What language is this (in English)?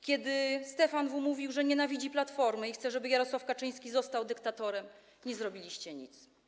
Polish